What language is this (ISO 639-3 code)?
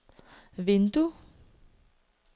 dan